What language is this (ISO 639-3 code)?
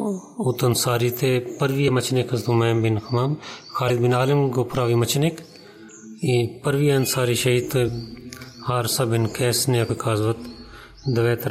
bul